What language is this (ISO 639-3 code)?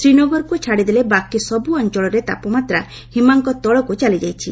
ori